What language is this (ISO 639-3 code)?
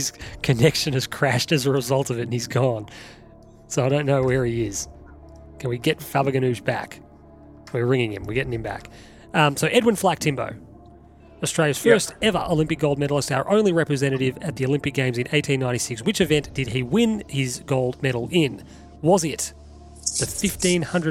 eng